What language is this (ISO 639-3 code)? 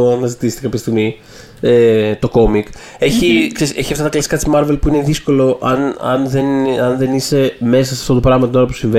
ell